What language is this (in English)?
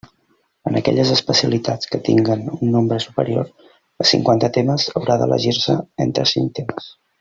Catalan